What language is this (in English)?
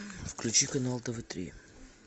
Russian